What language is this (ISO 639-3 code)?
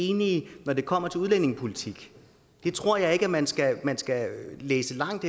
dan